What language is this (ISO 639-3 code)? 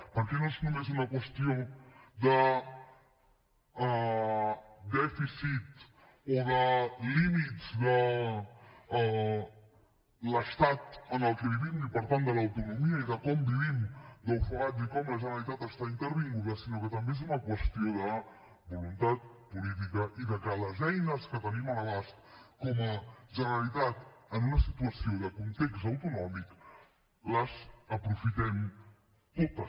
cat